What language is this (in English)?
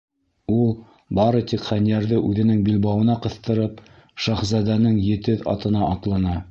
Bashkir